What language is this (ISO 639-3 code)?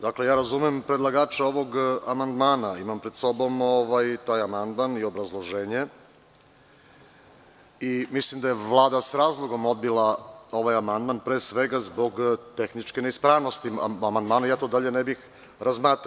srp